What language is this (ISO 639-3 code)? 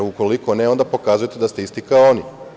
srp